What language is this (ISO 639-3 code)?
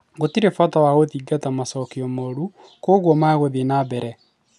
kik